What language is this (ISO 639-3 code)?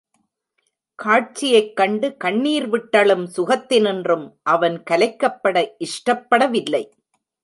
tam